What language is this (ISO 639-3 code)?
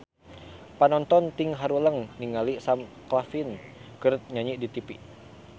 sun